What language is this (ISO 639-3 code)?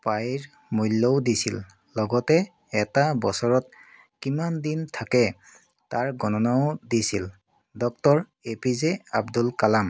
asm